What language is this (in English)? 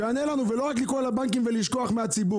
Hebrew